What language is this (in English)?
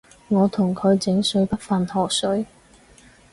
Cantonese